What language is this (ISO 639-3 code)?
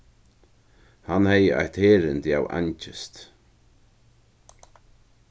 fao